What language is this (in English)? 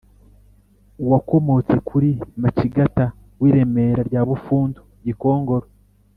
Kinyarwanda